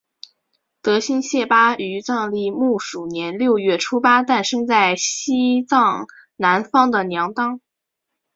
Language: Chinese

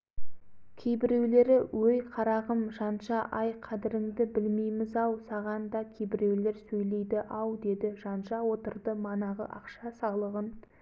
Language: Kazakh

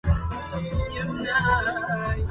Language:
Arabic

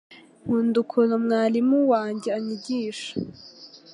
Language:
Kinyarwanda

